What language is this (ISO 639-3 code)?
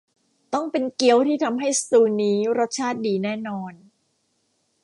tha